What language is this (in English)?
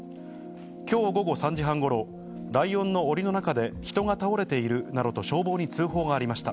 Japanese